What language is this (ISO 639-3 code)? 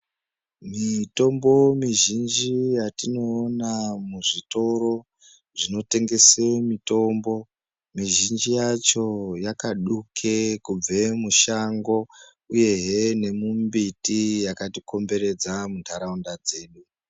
ndc